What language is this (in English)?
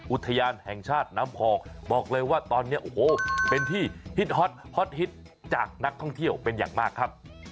Thai